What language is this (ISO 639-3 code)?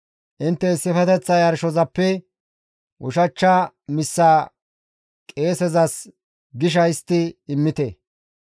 gmv